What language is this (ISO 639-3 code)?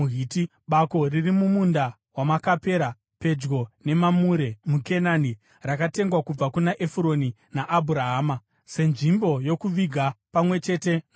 sna